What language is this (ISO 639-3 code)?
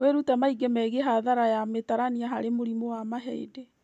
kik